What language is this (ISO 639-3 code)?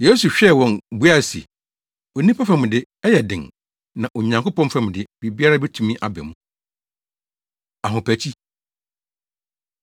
aka